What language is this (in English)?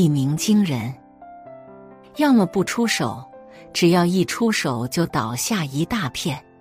Chinese